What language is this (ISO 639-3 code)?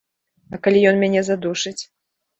bel